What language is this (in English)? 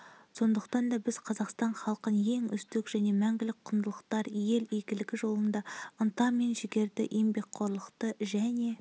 Kazakh